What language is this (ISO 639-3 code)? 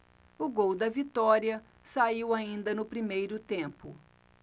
por